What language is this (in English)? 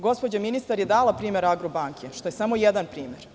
Serbian